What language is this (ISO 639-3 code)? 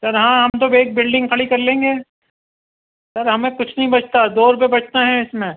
urd